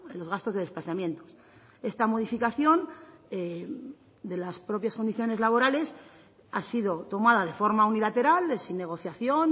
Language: Spanish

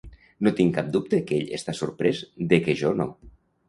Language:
Catalan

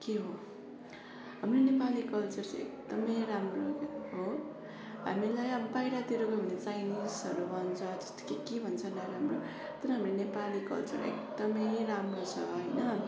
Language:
Nepali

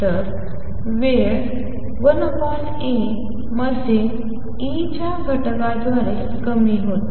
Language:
Marathi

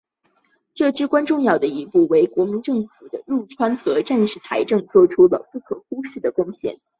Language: Chinese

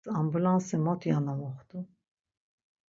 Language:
Laz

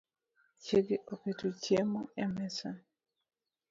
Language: Luo (Kenya and Tanzania)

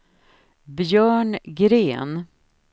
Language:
Swedish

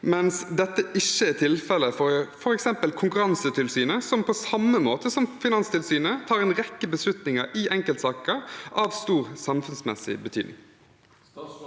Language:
Norwegian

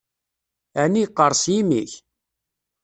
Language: Kabyle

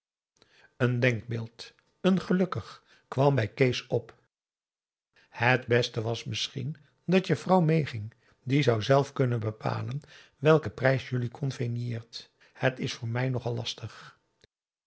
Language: Dutch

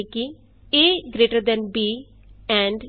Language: Punjabi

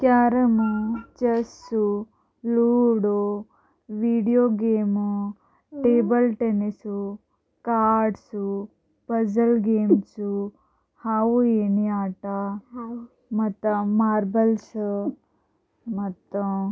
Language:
Kannada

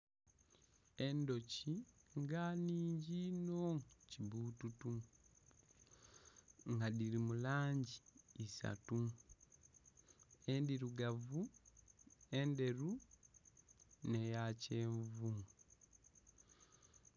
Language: Soga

